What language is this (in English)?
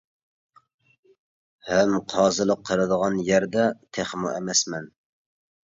Uyghur